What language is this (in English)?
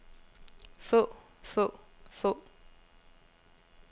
Danish